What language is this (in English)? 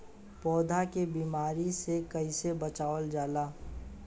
Bhojpuri